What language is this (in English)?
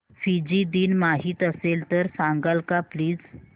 Marathi